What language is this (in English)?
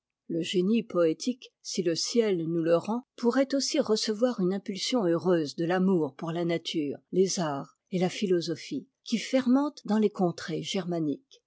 French